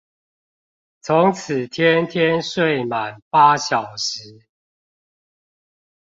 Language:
Chinese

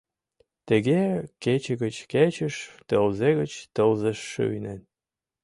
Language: Mari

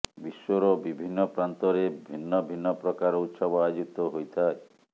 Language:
Odia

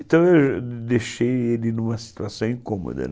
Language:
Portuguese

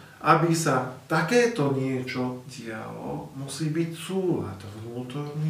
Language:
Slovak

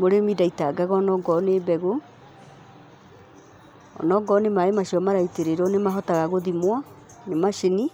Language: Kikuyu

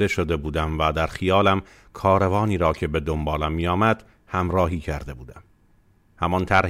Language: Persian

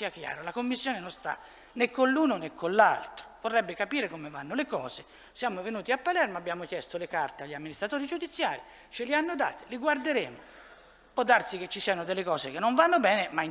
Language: Italian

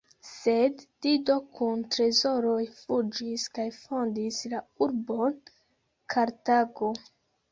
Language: Esperanto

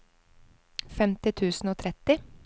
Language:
Norwegian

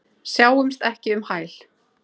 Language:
Icelandic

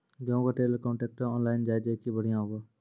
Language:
Maithili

